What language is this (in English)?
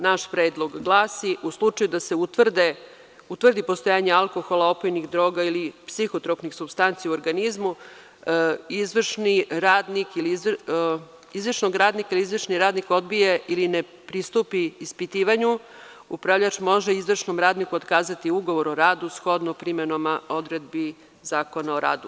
Serbian